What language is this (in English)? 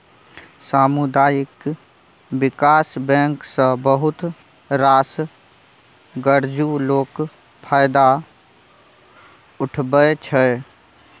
Maithili